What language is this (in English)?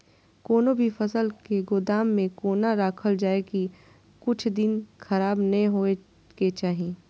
Maithili